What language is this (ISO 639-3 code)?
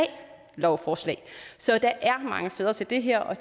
dan